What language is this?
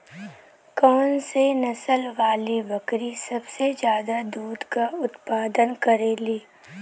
Bhojpuri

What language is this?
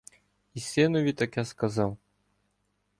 Ukrainian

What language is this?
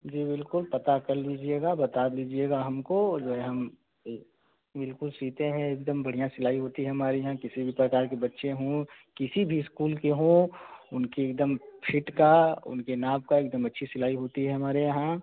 Hindi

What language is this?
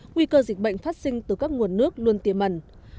Vietnamese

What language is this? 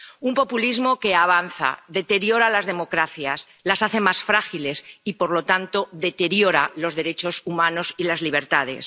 Spanish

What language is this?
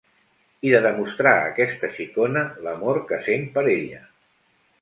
Catalan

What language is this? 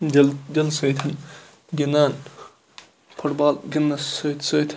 Kashmiri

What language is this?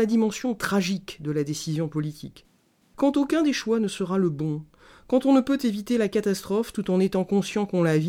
French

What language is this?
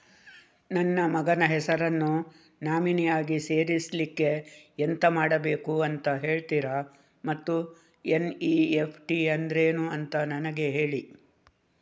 Kannada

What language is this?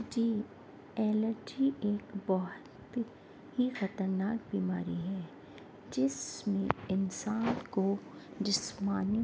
Urdu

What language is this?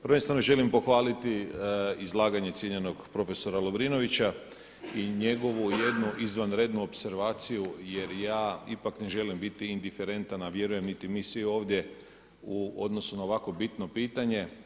Croatian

